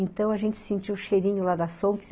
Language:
Portuguese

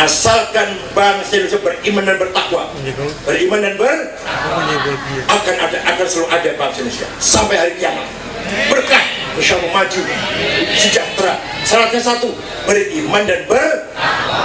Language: Indonesian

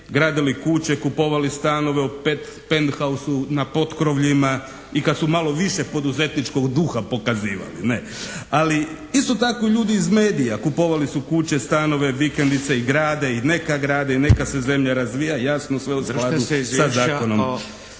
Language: Croatian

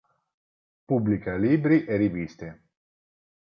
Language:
Italian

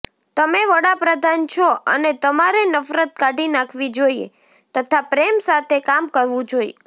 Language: Gujarati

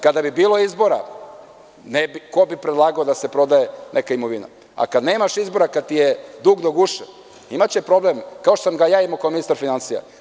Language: Serbian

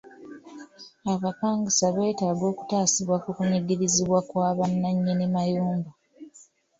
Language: Ganda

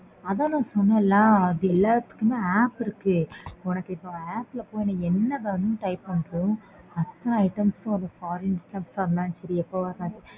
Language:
Tamil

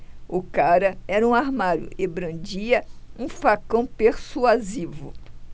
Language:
Portuguese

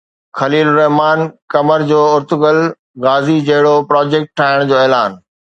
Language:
Sindhi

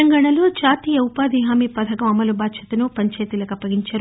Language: Telugu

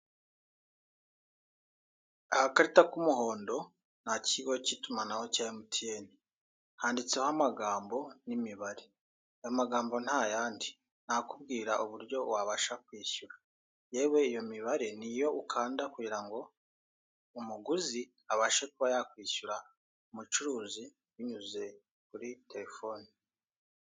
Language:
Kinyarwanda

